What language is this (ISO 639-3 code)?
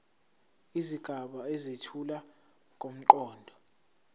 zul